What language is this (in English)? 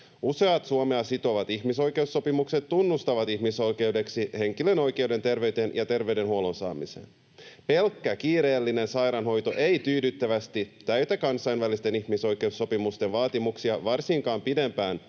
Finnish